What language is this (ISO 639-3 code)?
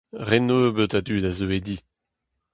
bre